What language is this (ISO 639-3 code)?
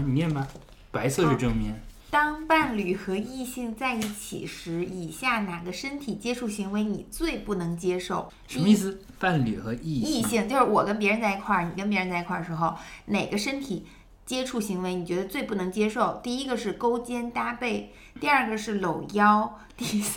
zho